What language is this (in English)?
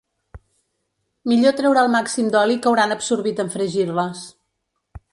Catalan